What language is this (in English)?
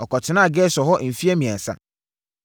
Akan